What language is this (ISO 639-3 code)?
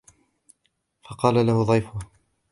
ara